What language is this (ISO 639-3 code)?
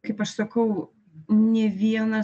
lit